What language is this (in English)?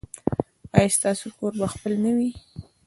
Pashto